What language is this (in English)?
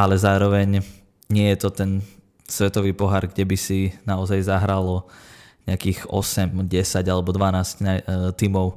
Slovak